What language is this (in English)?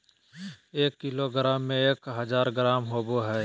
Magahi